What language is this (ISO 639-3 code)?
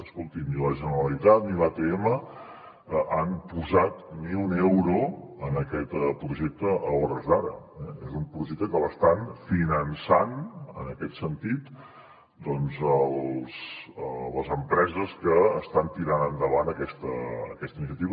cat